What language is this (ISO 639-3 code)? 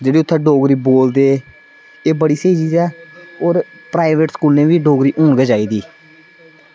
doi